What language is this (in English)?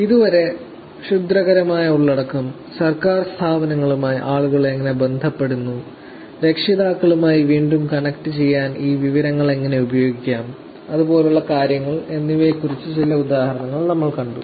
Malayalam